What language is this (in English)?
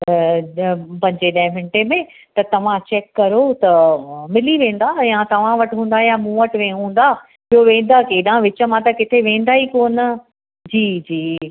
Sindhi